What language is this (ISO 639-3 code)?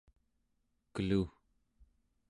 esu